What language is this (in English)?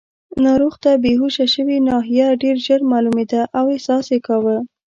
Pashto